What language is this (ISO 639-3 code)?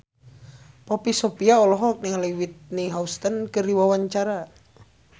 sun